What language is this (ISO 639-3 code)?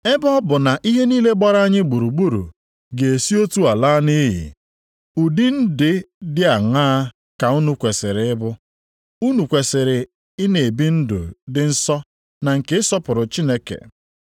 ibo